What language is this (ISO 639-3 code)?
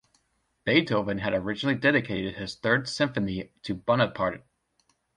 eng